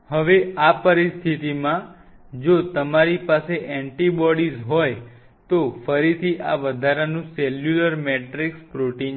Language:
Gujarati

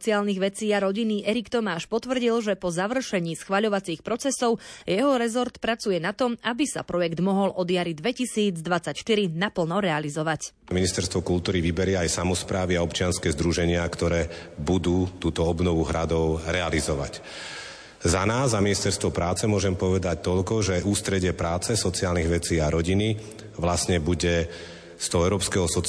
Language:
Slovak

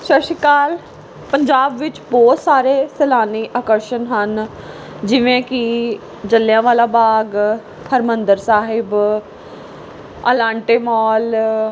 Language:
Punjabi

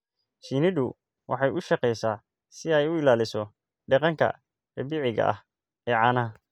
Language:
Somali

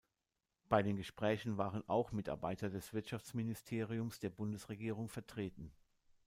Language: German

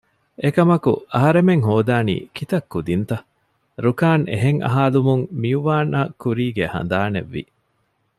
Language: Divehi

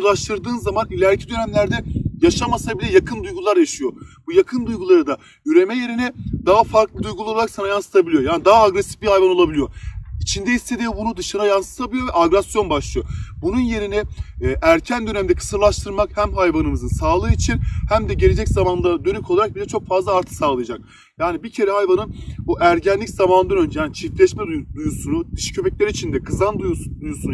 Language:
Turkish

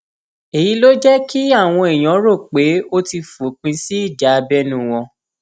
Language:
Yoruba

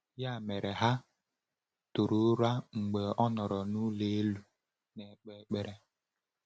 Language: Igbo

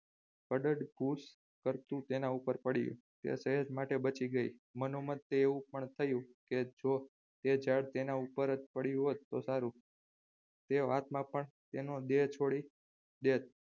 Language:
Gujarati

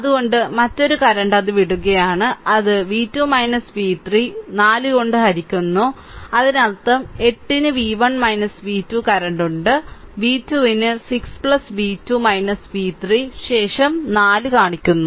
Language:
Malayalam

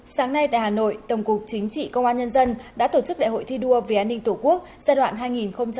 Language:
Vietnamese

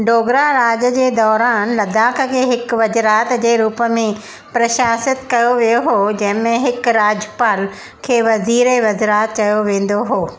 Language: Sindhi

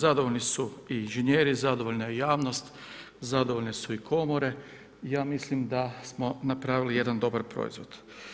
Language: Croatian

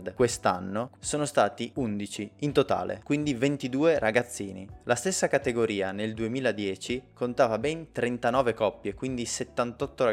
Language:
Italian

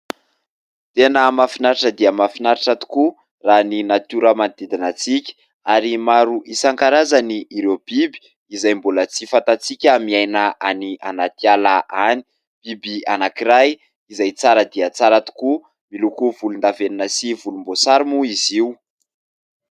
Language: Malagasy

